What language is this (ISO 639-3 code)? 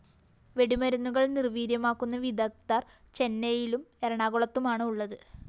mal